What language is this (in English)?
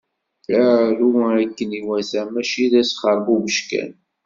Kabyle